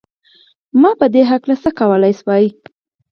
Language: Pashto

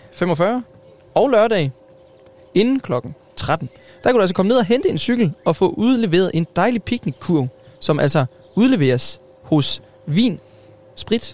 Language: Danish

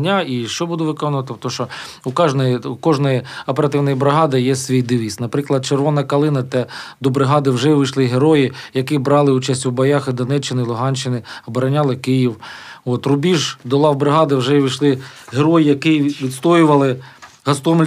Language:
Ukrainian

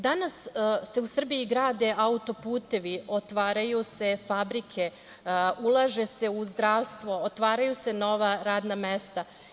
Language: Serbian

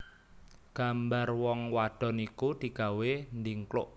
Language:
Javanese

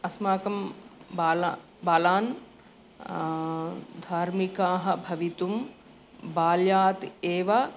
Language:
Sanskrit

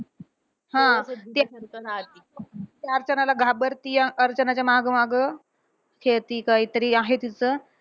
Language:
Marathi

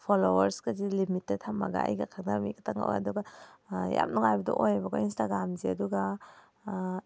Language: Manipuri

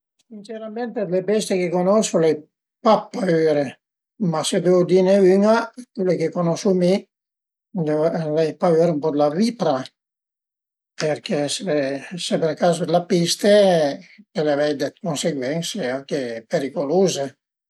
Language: Piedmontese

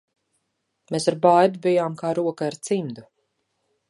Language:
Latvian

